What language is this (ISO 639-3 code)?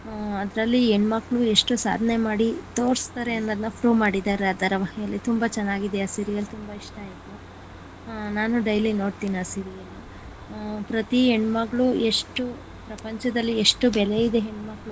kan